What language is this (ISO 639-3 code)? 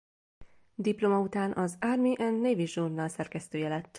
hun